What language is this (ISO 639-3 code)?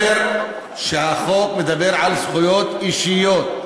heb